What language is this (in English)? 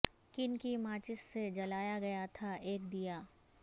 Urdu